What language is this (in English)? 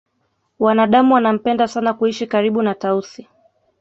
Swahili